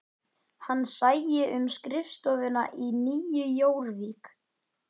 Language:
Icelandic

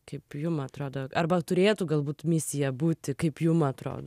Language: Lithuanian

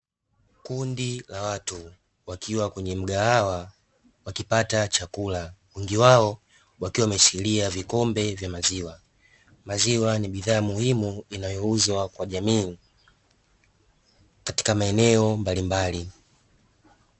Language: Swahili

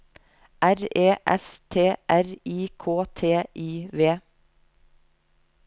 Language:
Norwegian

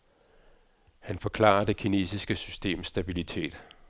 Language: Danish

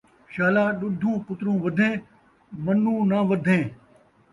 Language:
Saraiki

